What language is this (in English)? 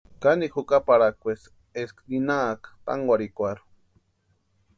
Western Highland Purepecha